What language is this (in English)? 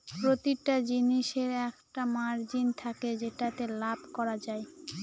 Bangla